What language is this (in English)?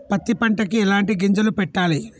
Telugu